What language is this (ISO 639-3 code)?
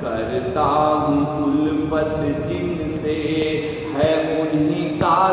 spa